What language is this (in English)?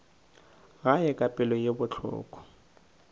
Northern Sotho